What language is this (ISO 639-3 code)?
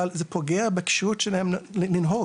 heb